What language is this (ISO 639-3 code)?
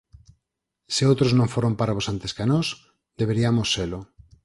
glg